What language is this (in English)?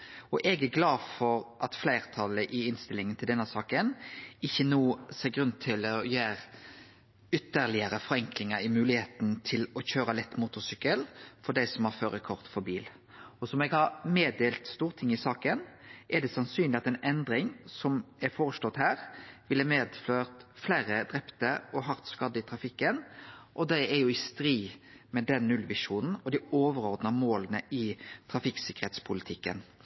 Norwegian Nynorsk